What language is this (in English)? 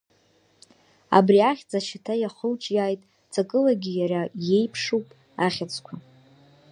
Abkhazian